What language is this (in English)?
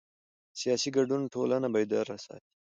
Pashto